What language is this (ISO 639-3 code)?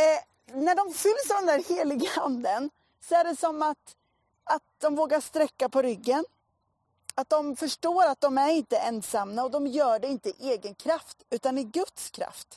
swe